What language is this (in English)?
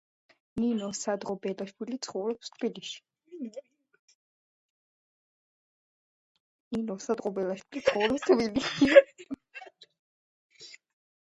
Georgian